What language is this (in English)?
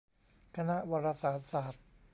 Thai